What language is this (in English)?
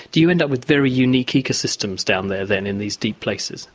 English